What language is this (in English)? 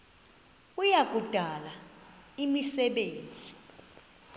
Xhosa